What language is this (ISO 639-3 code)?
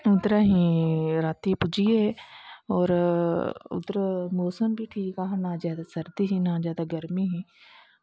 doi